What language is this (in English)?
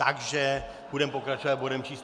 Czech